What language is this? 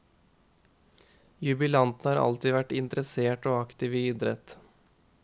Norwegian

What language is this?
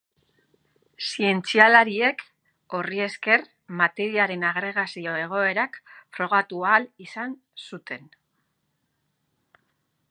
Basque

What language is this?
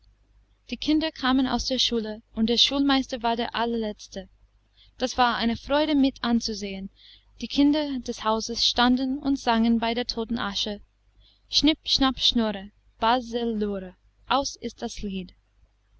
German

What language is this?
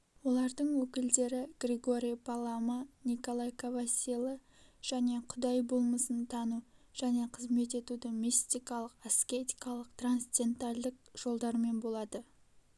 Kazakh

